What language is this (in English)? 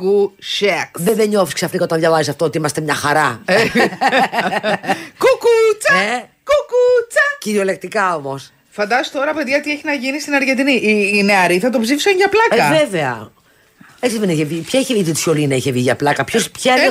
Greek